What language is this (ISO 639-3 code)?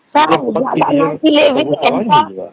ori